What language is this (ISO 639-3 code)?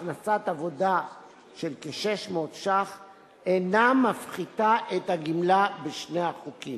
heb